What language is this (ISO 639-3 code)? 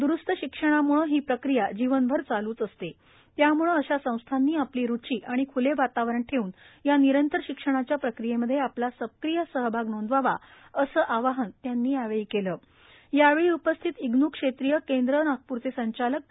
mar